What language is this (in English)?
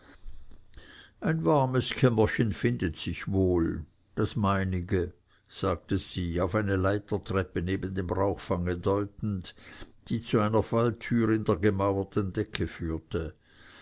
German